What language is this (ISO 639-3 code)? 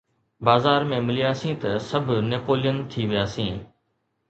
snd